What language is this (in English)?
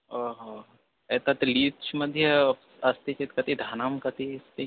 Sanskrit